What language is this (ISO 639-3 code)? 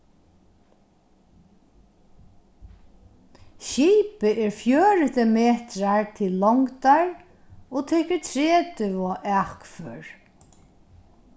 fao